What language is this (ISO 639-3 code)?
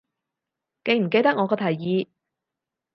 yue